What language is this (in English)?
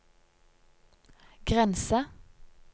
Norwegian